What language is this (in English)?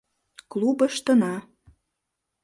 Mari